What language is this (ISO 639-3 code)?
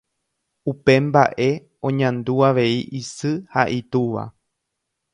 grn